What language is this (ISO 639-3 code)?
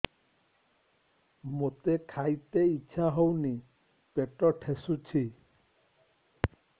ori